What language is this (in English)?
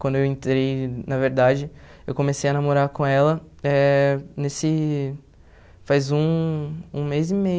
Portuguese